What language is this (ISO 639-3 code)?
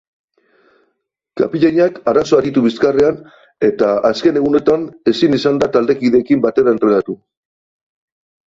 eus